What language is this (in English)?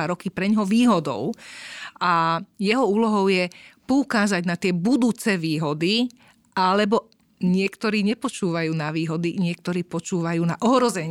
Slovak